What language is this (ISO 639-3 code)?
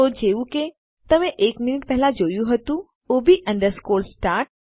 guj